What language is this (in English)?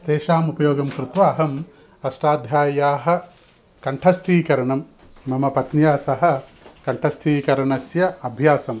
Sanskrit